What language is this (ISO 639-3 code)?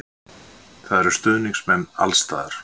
isl